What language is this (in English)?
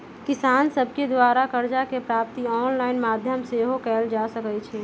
Magahi